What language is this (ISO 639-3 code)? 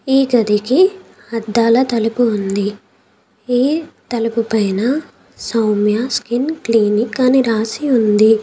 tel